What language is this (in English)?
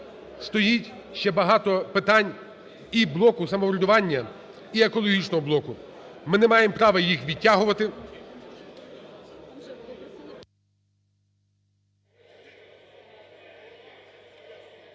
Ukrainian